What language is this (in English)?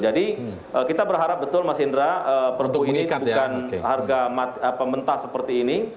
Indonesian